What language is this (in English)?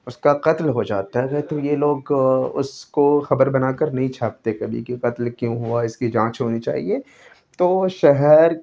Urdu